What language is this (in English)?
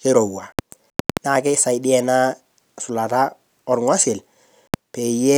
Masai